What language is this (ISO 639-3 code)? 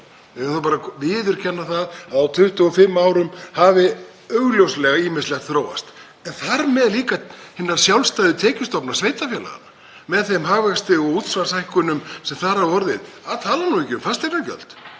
isl